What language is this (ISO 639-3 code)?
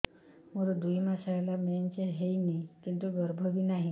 ori